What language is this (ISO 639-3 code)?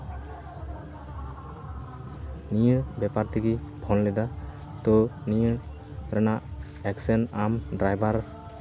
sat